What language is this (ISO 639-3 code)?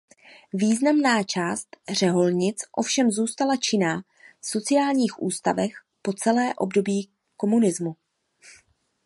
ces